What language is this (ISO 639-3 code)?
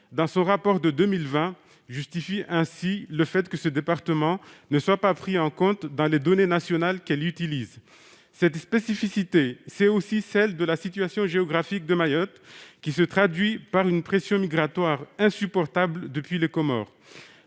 fra